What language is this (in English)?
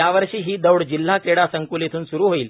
Marathi